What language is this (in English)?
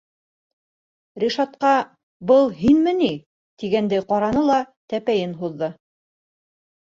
Bashkir